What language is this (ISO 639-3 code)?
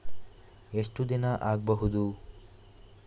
kan